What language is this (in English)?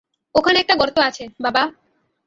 Bangla